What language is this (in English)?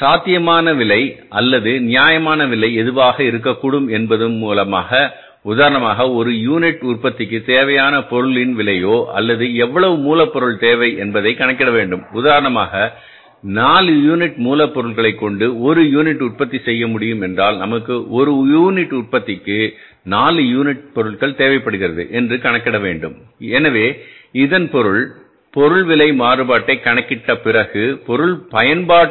Tamil